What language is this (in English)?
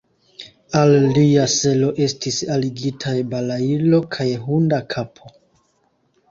Esperanto